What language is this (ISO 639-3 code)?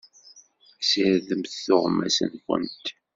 kab